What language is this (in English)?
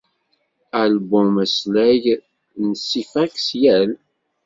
Kabyle